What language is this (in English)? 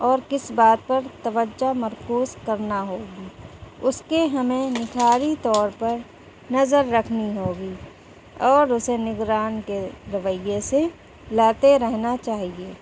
Urdu